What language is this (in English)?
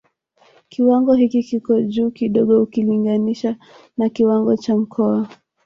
Swahili